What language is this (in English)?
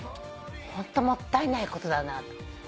Japanese